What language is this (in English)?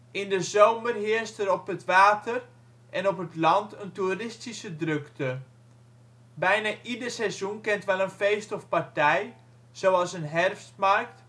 Dutch